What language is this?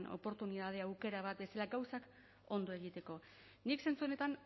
Basque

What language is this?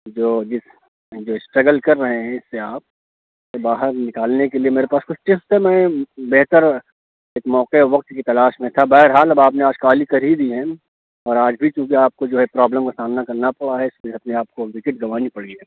Urdu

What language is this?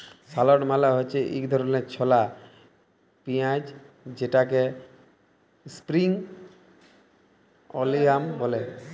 Bangla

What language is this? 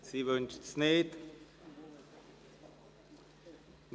Swiss German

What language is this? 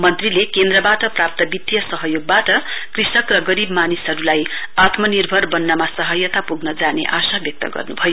Nepali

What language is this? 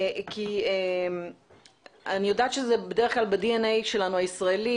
Hebrew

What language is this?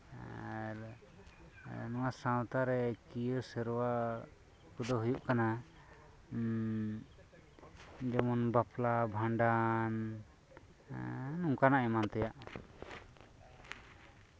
Santali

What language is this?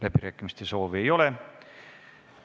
Estonian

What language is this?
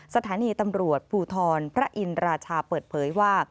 Thai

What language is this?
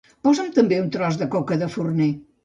Catalan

